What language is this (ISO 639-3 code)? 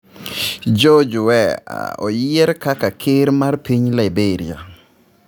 luo